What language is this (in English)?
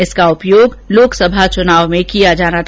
Hindi